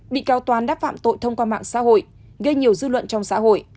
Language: Vietnamese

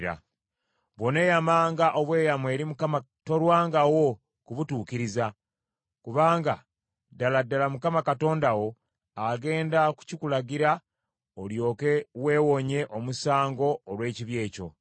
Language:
Ganda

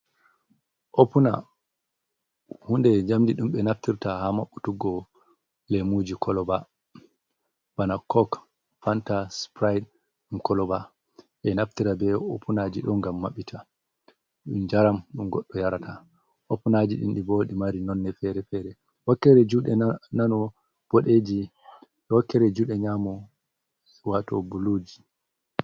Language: Fula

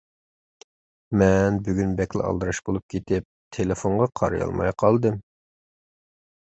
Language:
Uyghur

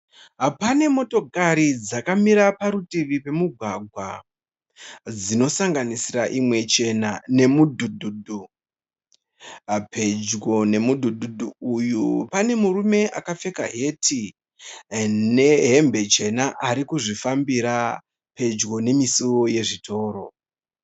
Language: Shona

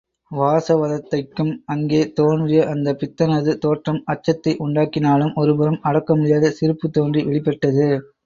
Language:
Tamil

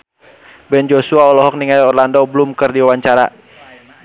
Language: Sundanese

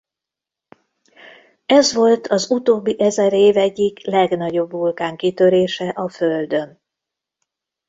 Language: Hungarian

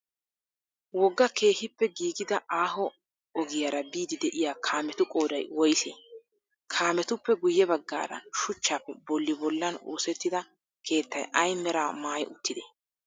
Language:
Wolaytta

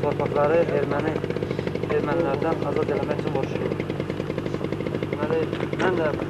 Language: Turkish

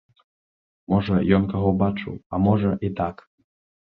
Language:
Belarusian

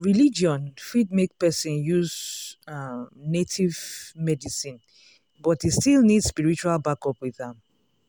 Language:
Nigerian Pidgin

